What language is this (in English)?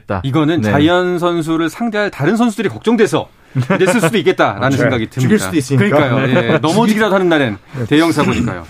Korean